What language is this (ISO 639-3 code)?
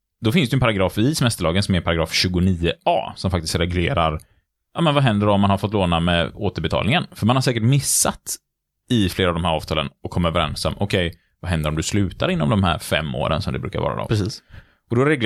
swe